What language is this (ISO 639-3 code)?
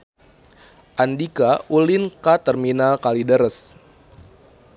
sun